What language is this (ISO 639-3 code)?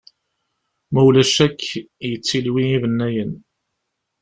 kab